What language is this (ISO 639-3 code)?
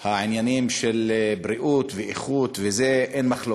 heb